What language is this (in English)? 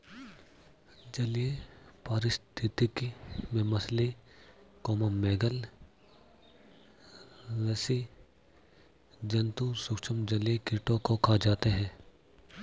Hindi